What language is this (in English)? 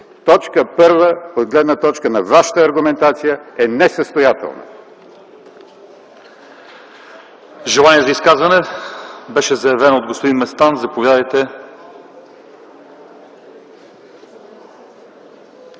Bulgarian